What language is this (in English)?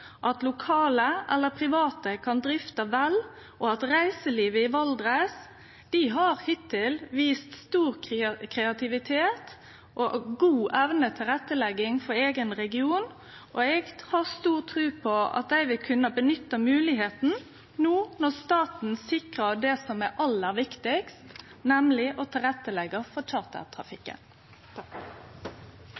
Norwegian Nynorsk